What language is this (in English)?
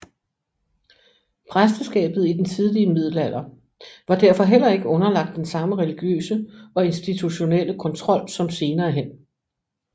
Danish